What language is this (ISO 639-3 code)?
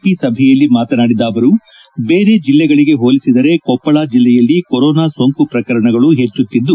kan